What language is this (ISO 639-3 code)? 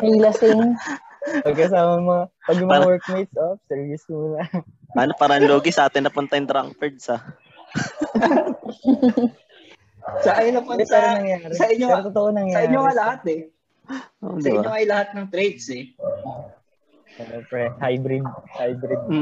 fil